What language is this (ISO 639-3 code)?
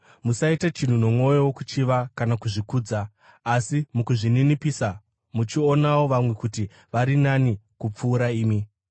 sna